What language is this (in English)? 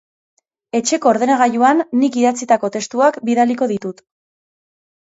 Basque